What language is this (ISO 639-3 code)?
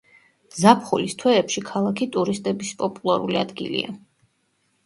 kat